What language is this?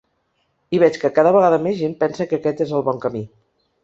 Catalan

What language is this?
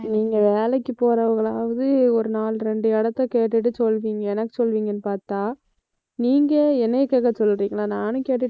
Tamil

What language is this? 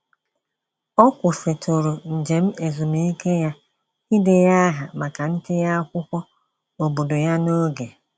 Igbo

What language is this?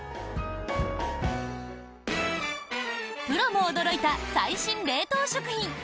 Japanese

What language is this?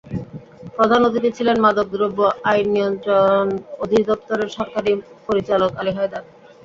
Bangla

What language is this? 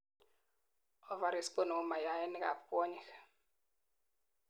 Kalenjin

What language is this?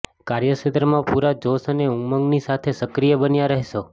Gujarati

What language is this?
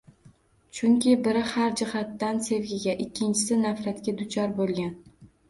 Uzbek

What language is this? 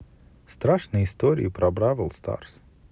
Russian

